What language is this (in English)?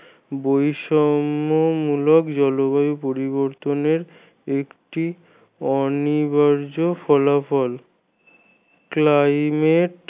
Bangla